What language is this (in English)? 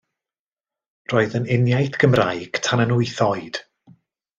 Welsh